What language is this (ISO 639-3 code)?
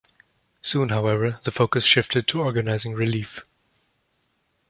eng